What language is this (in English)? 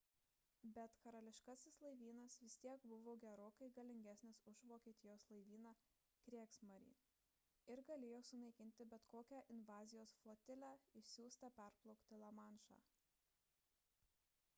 Lithuanian